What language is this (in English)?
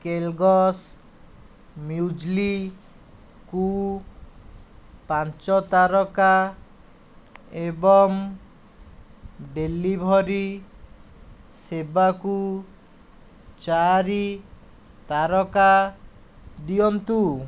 Odia